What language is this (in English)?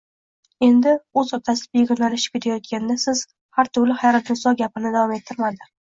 Uzbek